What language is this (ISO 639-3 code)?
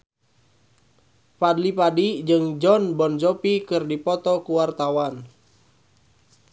sun